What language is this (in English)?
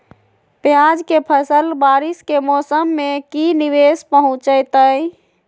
Magahi